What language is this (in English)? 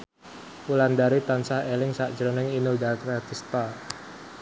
Javanese